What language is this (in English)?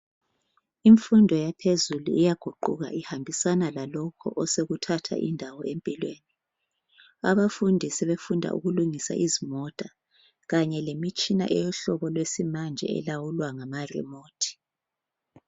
North Ndebele